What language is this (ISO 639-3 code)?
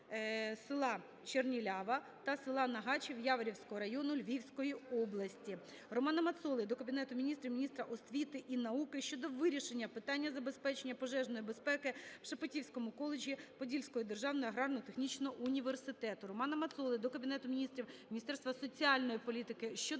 ukr